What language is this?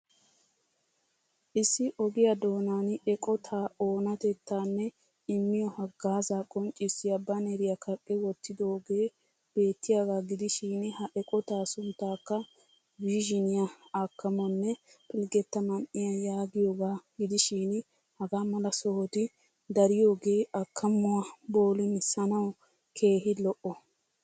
Wolaytta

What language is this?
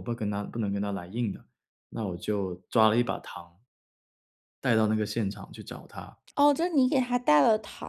Chinese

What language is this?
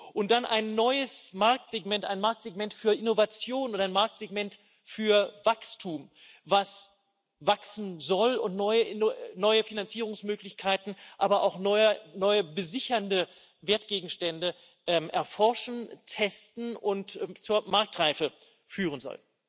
German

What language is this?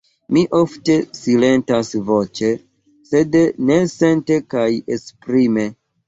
Esperanto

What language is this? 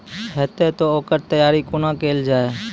Maithili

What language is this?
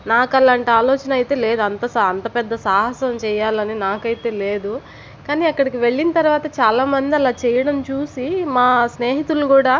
Telugu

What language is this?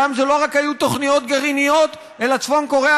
Hebrew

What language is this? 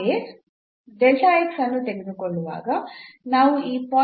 Kannada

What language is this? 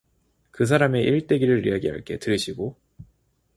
Korean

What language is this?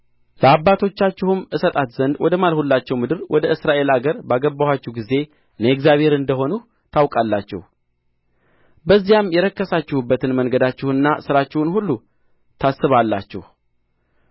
Amharic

